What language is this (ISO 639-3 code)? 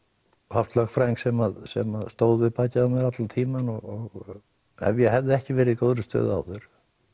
isl